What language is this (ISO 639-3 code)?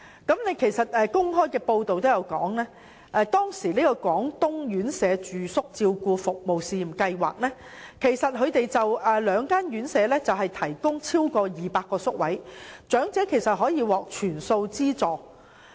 yue